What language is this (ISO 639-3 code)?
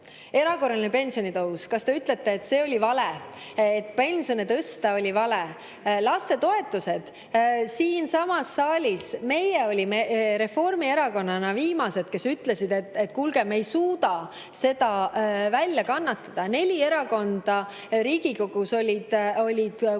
est